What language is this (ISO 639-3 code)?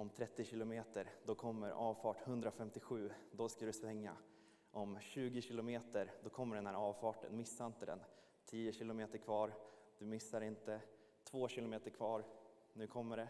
swe